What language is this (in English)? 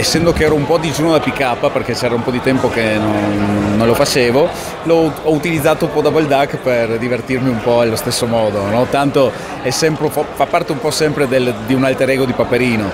Italian